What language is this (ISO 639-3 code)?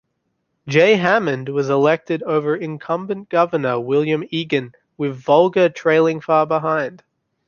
eng